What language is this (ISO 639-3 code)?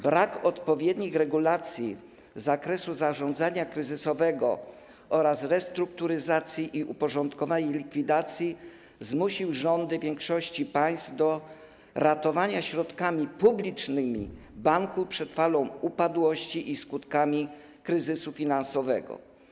pol